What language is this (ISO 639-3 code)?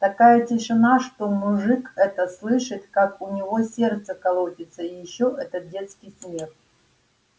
rus